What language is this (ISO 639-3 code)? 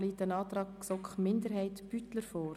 gsw